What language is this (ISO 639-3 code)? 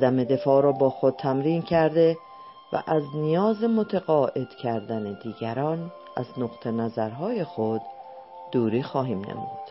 fas